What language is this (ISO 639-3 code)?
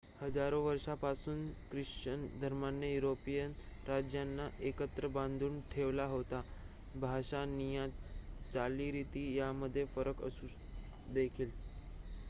mar